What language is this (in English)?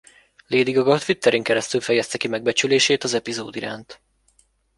Hungarian